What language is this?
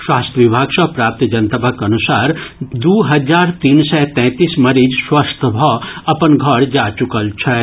Maithili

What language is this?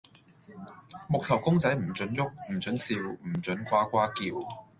Cantonese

